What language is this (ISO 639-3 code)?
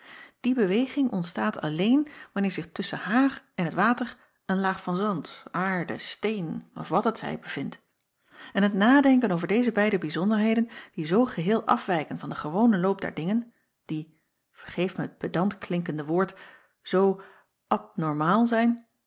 nld